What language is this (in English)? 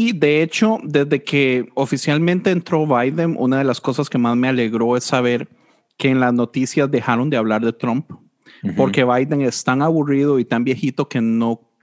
Spanish